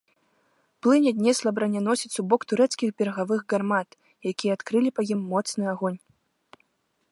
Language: Belarusian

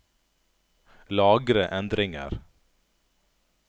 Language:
Norwegian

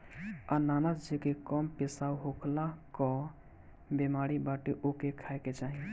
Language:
Bhojpuri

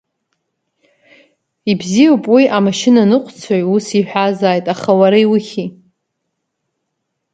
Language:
Abkhazian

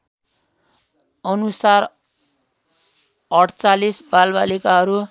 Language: Nepali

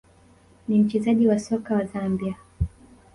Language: Swahili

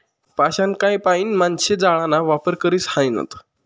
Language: Marathi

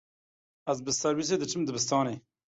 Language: Kurdish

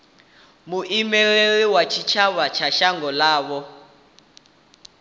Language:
Venda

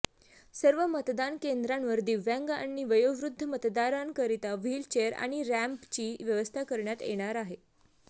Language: Marathi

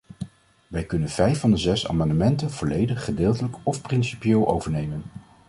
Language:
Dutch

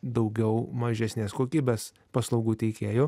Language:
Lithuanian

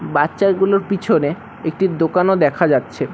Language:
Bangla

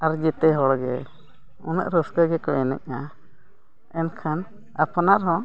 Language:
Santali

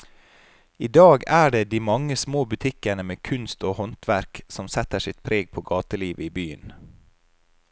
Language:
Norwegian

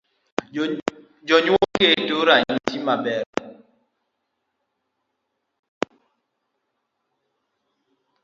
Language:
Luo (Kenya and Tanzania)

